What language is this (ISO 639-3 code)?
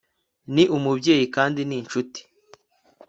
kin